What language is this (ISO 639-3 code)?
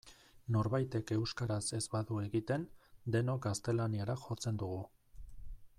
eus